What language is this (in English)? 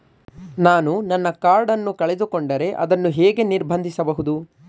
Kannada